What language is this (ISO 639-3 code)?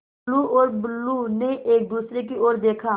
hin